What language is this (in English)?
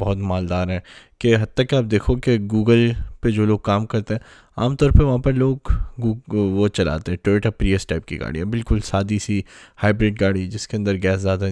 Urdu